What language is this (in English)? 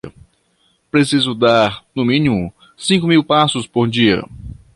Portuguese